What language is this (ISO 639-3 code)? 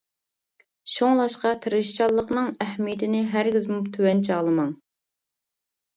uig